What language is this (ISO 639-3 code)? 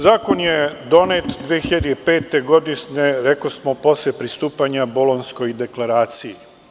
srp